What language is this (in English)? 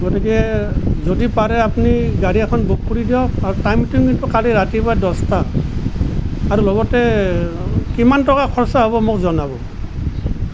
Assamese